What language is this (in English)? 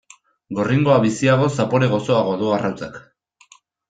Basque